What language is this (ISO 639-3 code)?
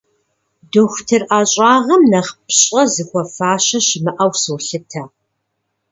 kbd